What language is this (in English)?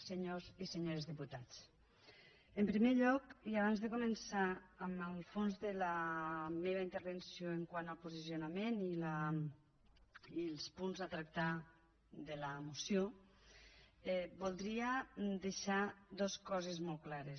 Catalan